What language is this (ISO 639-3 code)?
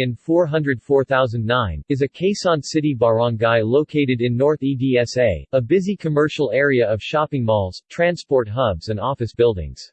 eng